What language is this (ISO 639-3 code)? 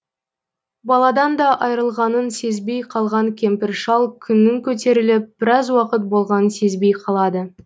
kaz